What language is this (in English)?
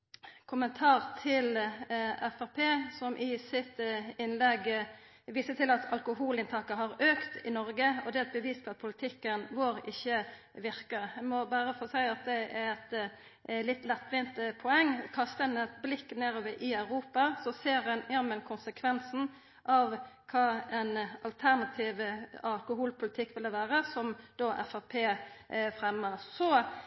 Norwegian Nynorsk